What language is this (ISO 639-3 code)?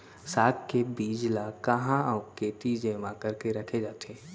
hne